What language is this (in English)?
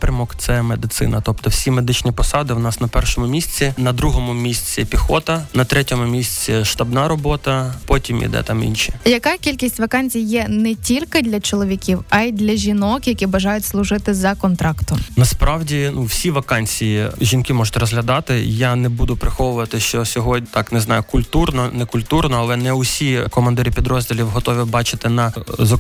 Ukrainian